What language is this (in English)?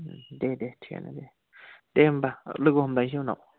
Bodo